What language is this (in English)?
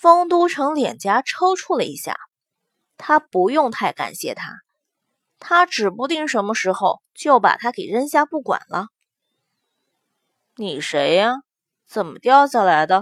Chinese